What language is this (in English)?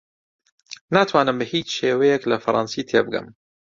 Central Kurdish